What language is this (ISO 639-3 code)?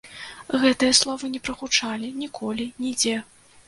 bel